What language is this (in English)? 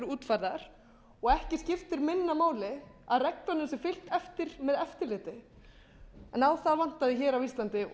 Icelandic